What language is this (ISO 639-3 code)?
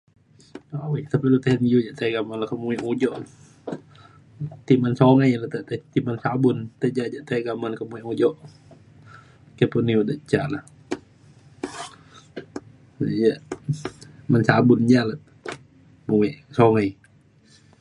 xkl